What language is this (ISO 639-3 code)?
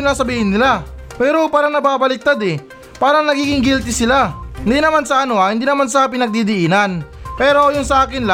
fil